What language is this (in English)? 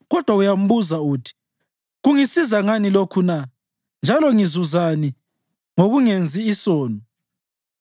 North Ndebele